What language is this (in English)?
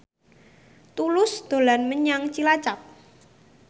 Javanese